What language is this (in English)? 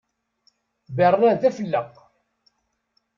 Kabyle